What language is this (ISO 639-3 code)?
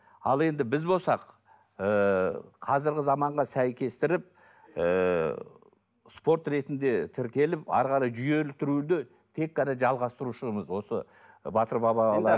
kaz